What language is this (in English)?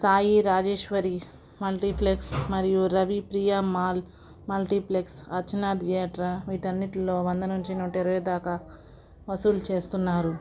Telugu